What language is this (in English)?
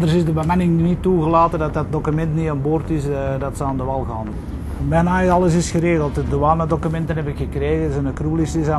Dutch